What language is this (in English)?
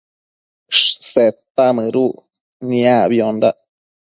Matsés